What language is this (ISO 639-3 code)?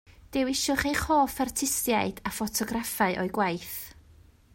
cym